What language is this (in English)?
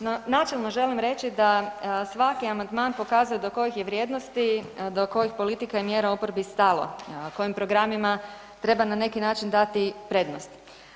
Croatian